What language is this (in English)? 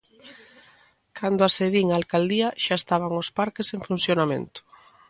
Galician